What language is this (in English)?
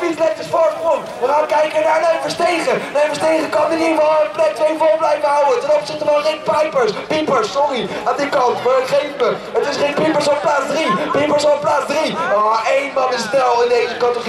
Dutch